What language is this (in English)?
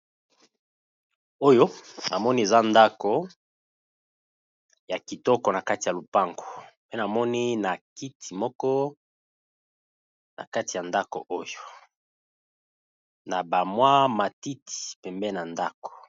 Lingala